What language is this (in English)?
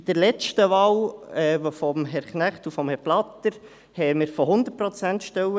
Swiss German